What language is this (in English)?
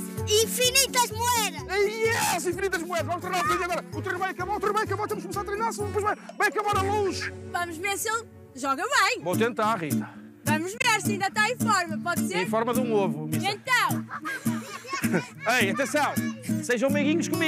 Portuguese